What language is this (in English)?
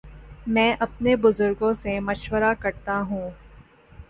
Urdu